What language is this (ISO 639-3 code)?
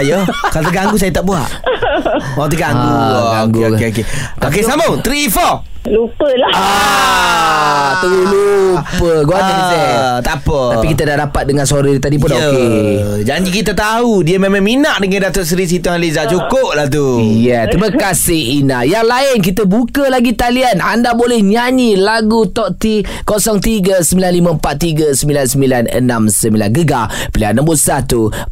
msa